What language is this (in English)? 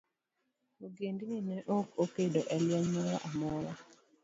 Luo (Kenya and Tanzania)